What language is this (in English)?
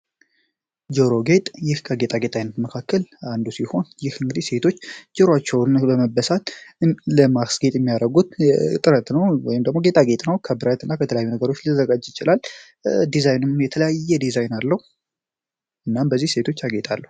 Amharic